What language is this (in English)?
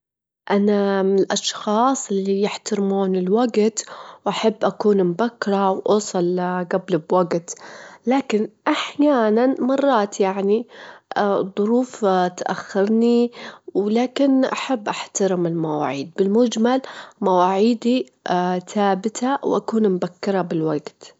Gulf Arabic